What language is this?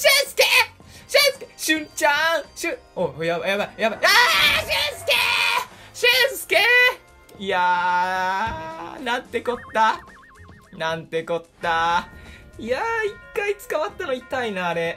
Japanese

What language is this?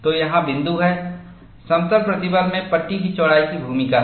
Hindi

